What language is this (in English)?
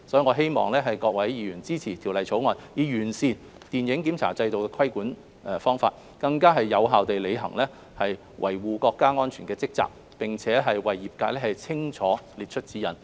Cantonese